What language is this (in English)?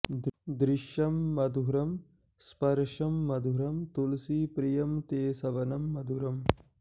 Sanskrit